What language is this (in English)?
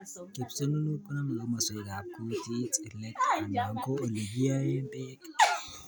Kalenjin